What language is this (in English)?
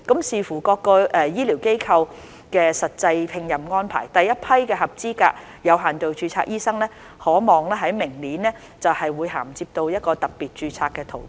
Cantonese